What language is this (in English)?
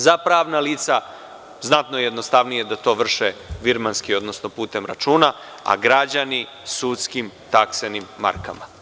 Serbian